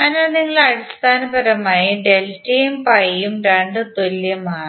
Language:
Malayalam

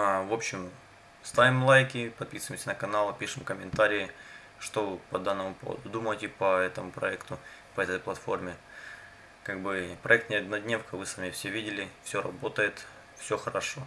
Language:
Russian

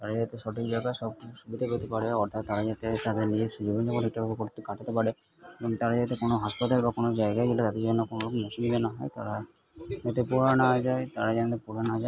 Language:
Bangla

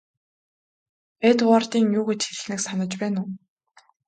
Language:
Mongolian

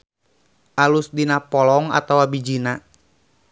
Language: Sundanese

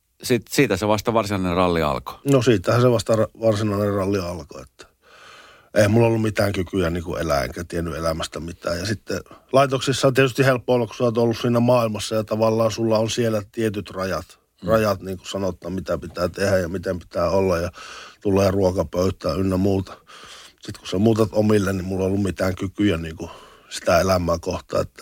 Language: Finnish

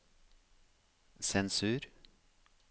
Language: Norwegian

